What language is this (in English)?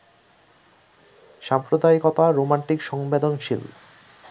Bangla